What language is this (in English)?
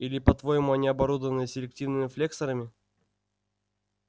Russian